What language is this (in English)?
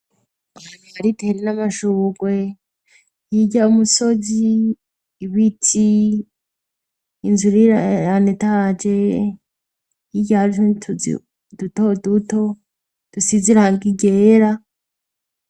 Rundi